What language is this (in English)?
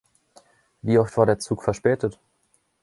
German